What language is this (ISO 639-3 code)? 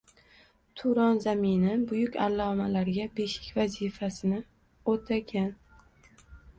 uzb